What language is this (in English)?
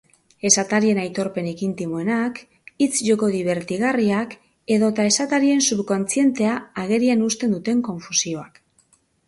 Basque